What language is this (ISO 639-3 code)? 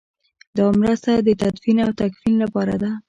pus